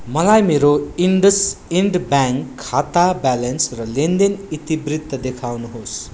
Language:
Nepali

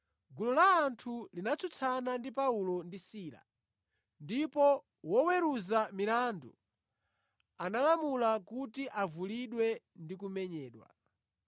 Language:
Nyanja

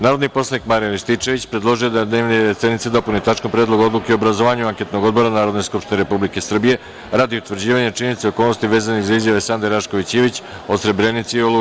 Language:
Serbian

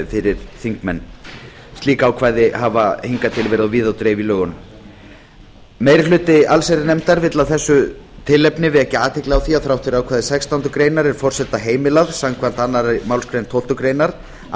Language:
Icelandic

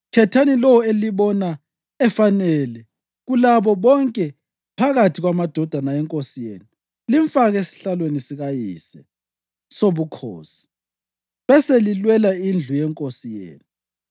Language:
North Ndebele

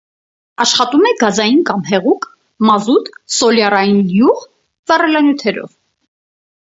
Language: Armenian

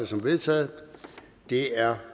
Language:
Danish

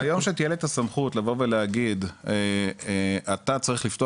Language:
Hebrew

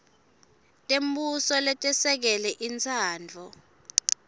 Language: Swati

